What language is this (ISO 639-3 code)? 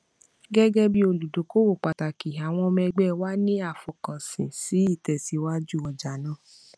yor